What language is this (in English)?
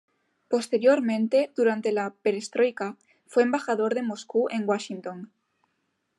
Spanish